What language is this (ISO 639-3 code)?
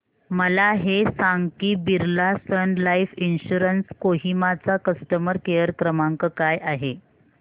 mar